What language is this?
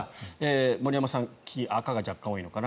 Japanese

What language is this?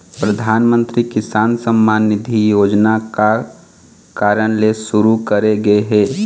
Chhattisgarhi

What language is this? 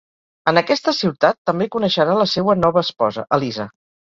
Catalan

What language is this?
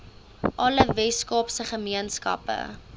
Afrikaans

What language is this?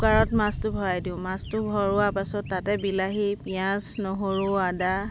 Assamese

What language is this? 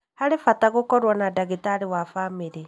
Kikuyu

